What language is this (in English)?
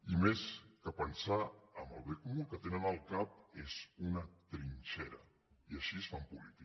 Catalan